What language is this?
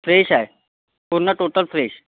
Marathi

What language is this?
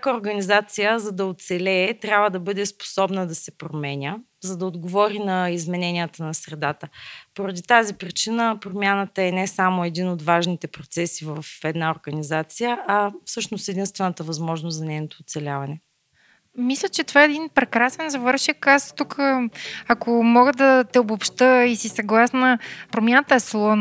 Bulgarian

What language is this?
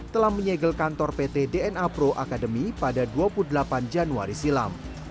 Indonesian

